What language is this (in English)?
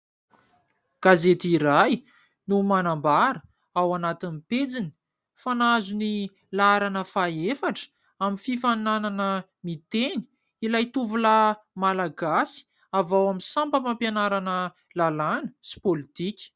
Malagasy